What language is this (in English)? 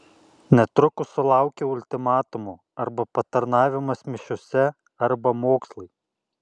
Lithuanian